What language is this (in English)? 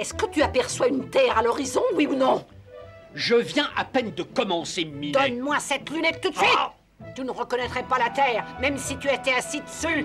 French